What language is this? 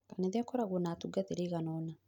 Kikuyu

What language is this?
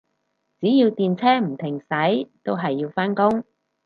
Cantonese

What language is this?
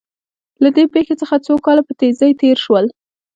Pashto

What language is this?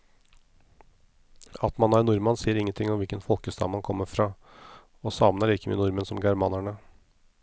Norwegian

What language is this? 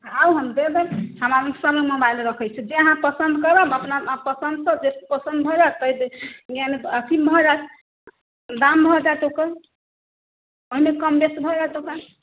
Maithili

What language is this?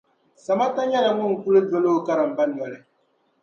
Dagbani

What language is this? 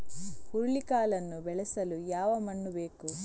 Kannada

